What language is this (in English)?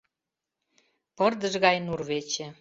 Mari